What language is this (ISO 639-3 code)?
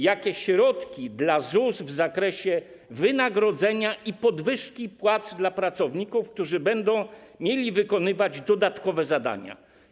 pol